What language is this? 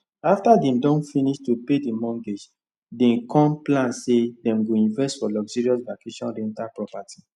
Nigerian Pidgin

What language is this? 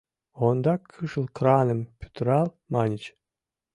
Mari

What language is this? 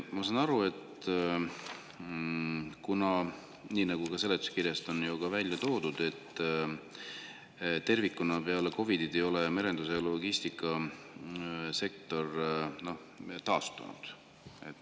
Estonian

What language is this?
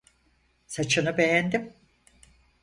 Turkish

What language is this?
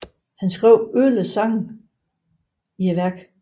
Danish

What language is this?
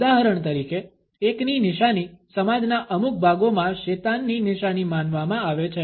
Gujarati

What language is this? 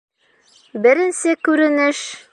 Bashkir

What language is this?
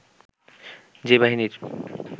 Bangla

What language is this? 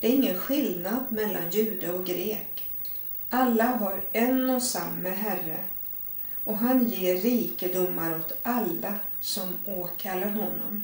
Swedish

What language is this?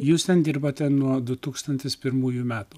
Lithuanian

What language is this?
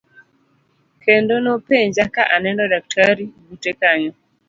Luo (Kenya and Tanzania)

